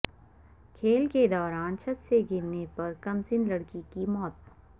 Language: Urdu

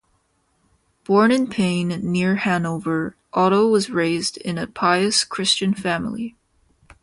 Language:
English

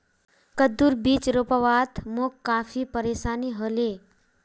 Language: Magahi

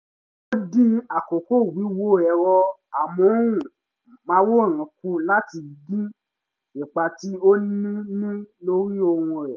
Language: Yoruba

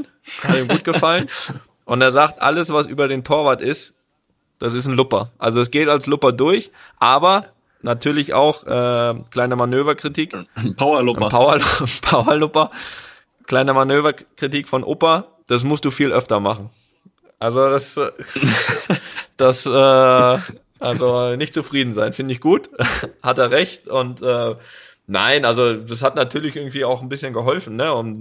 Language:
German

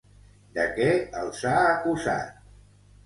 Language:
Catalan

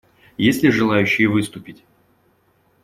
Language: Russian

